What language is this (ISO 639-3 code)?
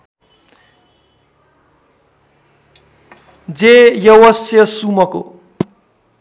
nep